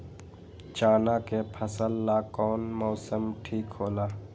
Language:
Magahi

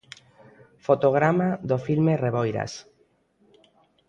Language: Galician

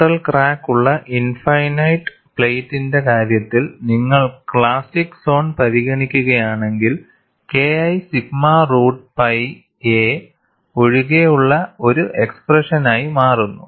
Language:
Malayalam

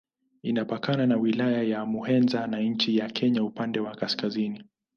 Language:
Swahili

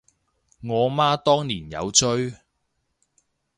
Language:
Cantonese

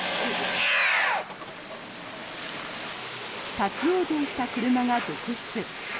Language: Japanese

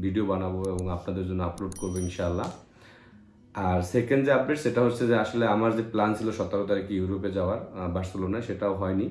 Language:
Indonesian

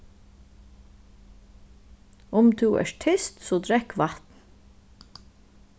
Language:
Faroese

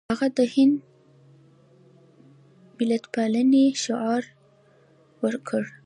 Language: Pashto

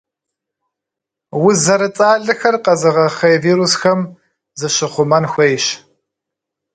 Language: Kabardian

